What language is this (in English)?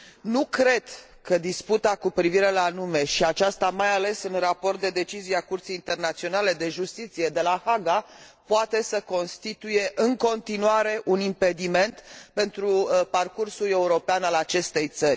Romanian